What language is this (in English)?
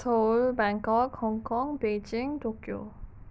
Manipuri